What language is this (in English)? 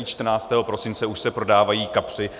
Czech